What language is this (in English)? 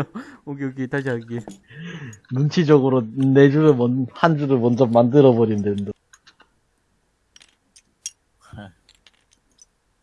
Korean